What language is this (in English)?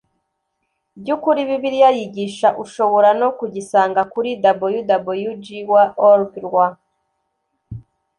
Kinyarwanda